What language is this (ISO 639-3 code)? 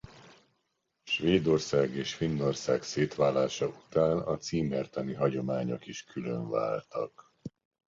hun